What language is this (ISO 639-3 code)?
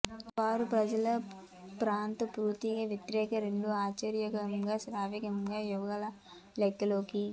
tel